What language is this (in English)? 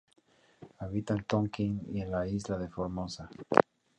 Spanish